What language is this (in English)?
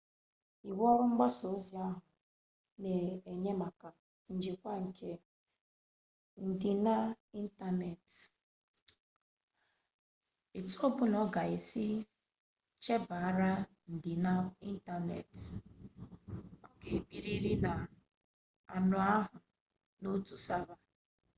Igbo